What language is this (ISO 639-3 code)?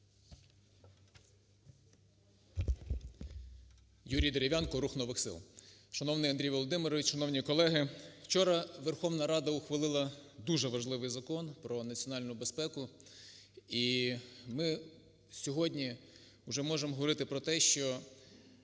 ukr